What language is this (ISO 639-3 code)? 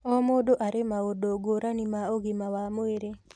kik